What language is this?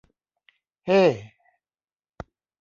Thai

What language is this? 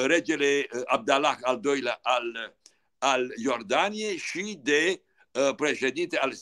Romanian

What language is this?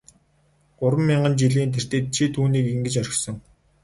Mongolian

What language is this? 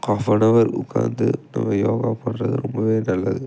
Tamil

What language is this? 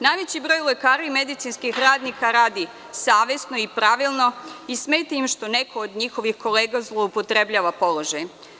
Serbian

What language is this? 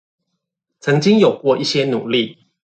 Chinese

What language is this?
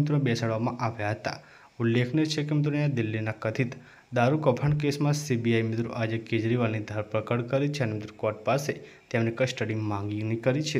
Gujarati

